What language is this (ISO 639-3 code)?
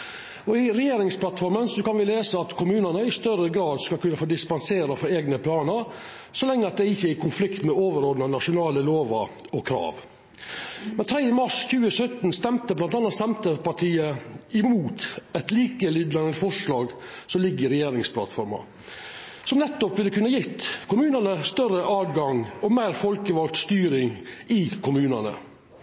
nno